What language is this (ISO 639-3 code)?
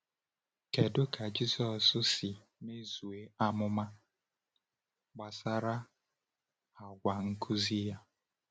ibo